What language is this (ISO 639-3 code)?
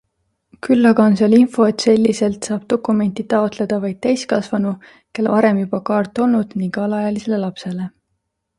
est